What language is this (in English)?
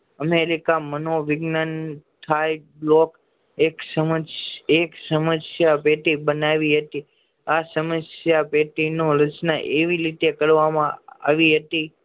Gujarati